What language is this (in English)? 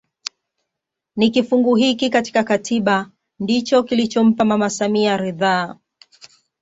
Swahili